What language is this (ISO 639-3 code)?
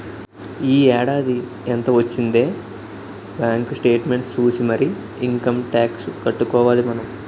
tel